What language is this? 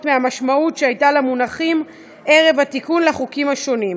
Hebrew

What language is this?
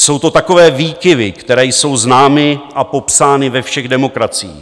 Czech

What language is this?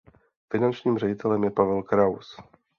Czech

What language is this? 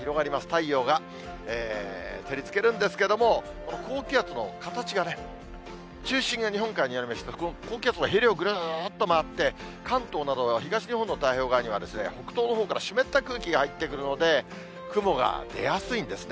Japanese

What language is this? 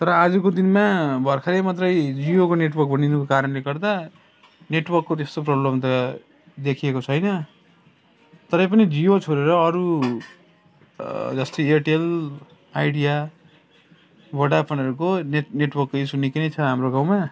Nepali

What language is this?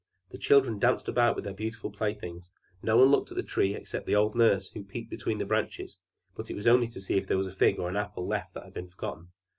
English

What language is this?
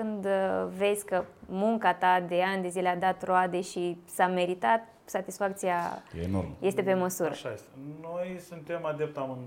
Romanian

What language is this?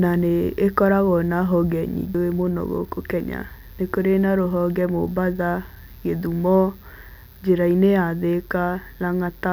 Kikuyu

